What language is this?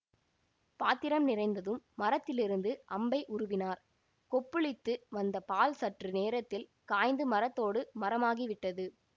Tamil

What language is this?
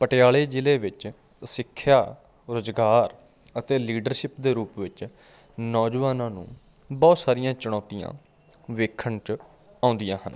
Punjabi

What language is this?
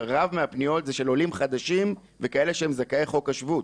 Hebrew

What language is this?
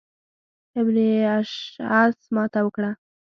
Pashto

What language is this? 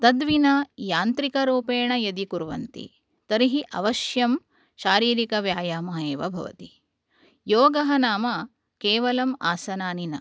Sanskrit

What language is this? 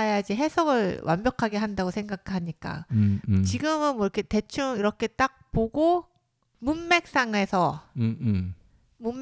Korean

